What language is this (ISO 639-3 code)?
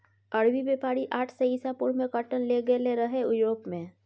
mai